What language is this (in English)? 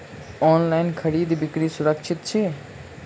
Maithili